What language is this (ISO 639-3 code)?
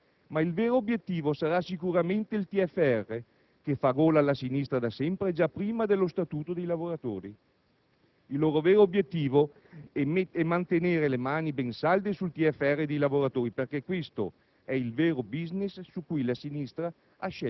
ita